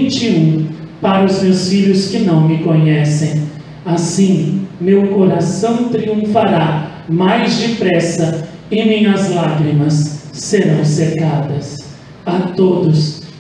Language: Portuguese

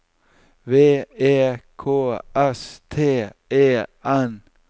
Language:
Norwegian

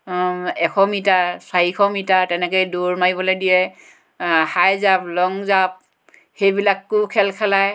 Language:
Assamese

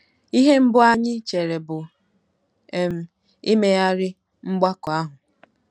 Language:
Igbo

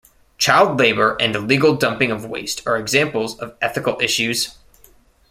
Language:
English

